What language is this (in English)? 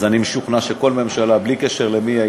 Hebrew